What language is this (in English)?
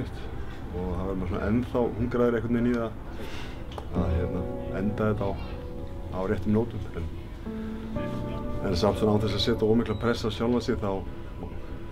Dutch